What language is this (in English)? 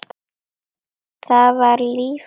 Icelandic